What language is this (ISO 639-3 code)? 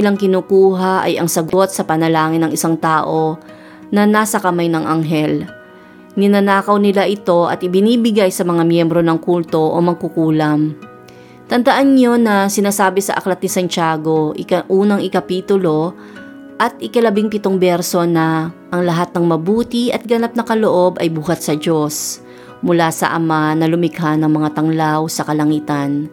fil